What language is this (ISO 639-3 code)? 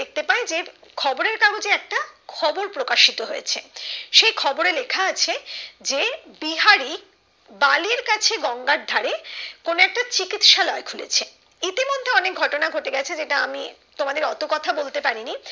ben